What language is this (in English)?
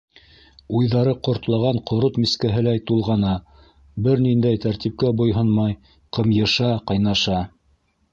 Bashkir